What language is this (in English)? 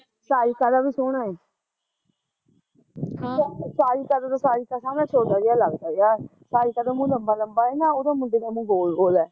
Punjabi